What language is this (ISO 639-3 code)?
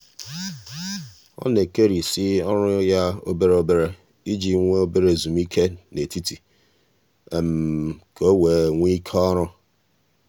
ibo